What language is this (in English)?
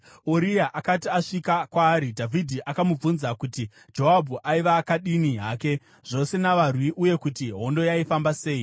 Shona